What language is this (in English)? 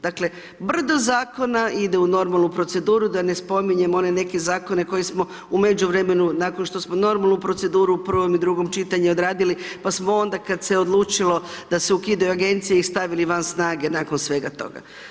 Croatian